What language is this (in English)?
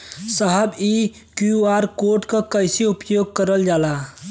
Bhojpuri